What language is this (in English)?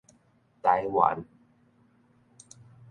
Min Nan Chinese